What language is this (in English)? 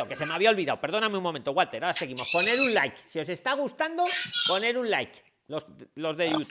Spanish